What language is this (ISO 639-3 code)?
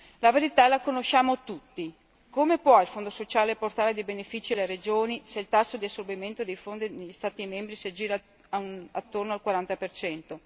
ita